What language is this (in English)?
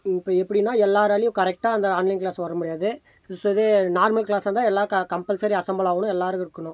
Tamil